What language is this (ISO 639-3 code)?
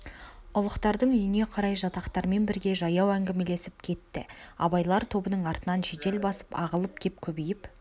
kaz